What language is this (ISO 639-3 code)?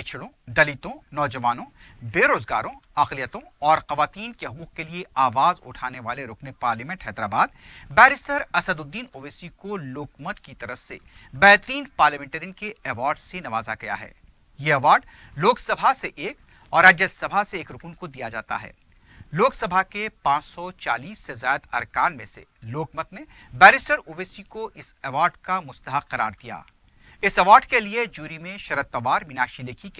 hin